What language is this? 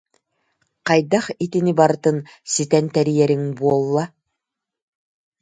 Yakut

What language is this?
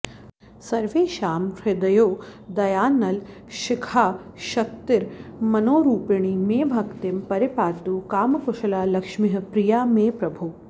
Sanskrit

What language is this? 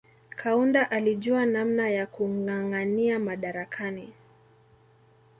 Swahili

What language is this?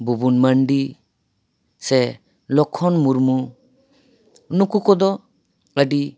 Santali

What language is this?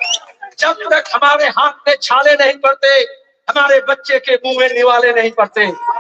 Bangla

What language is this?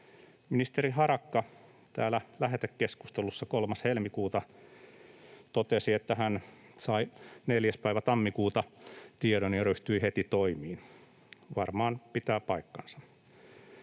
Finnish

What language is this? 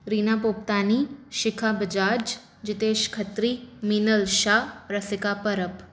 Sindhi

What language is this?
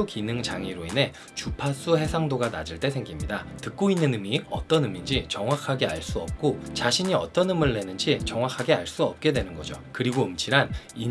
Korean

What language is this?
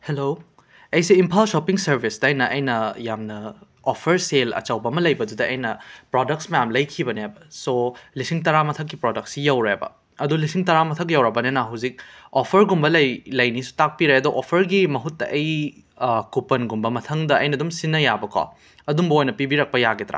Manipuri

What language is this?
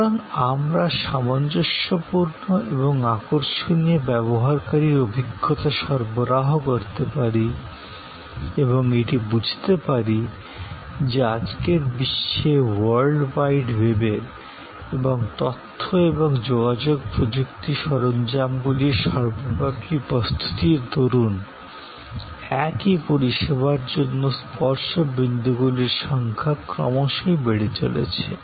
Bangla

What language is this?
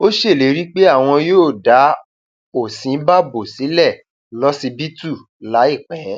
Yoruba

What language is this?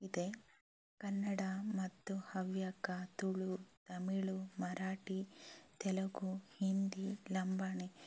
Kannada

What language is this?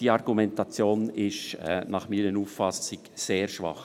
Swiss German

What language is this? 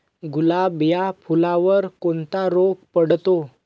Marathi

